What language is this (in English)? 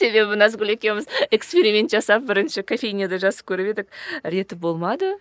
Kazakh